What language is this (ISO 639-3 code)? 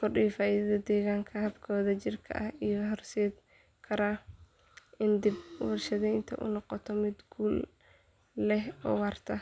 som